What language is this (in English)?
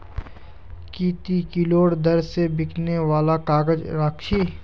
Magahi